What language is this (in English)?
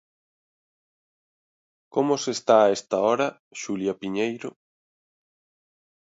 Galician